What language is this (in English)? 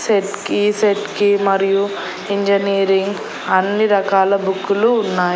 Telugu